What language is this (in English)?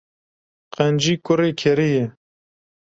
Kurdish